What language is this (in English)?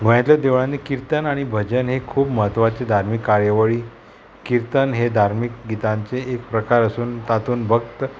Konkani